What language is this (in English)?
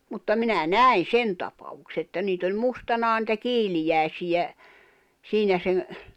Finnish